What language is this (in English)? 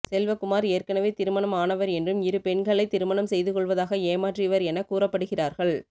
Tamil